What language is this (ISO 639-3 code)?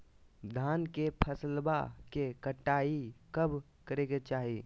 mag